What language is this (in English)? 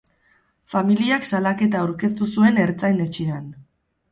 Basque